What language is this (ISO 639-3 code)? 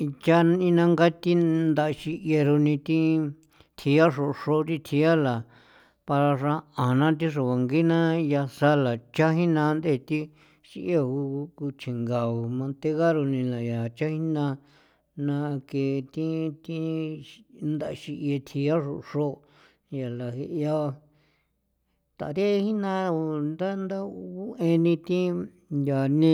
pow